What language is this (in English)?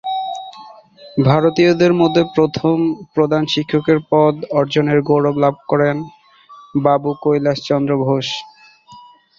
Bangla